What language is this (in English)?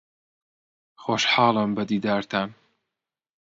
Central Kurdish